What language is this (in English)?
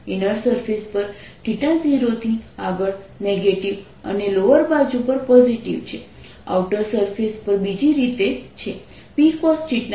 Gujarati